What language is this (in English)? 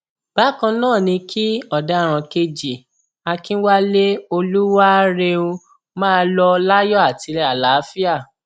Yoruba